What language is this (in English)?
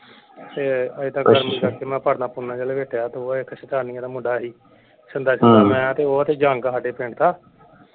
Punjabi